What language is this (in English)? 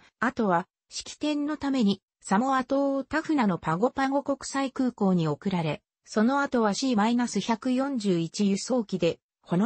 Japanese